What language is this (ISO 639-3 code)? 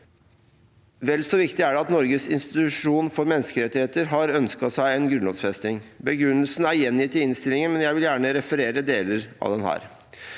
nor